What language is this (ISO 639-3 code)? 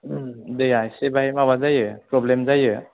brx